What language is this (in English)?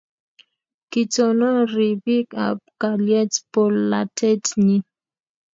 Kalenjin